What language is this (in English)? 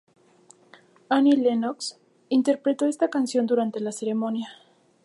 Spanish